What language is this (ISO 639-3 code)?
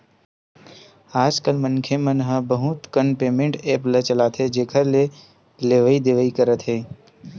hne